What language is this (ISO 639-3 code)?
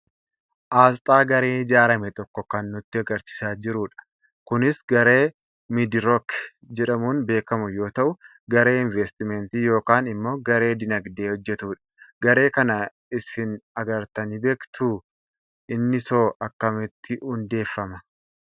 orm